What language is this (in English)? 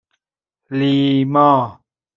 Persian